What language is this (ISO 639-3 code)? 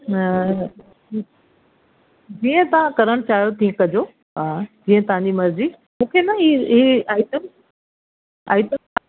snd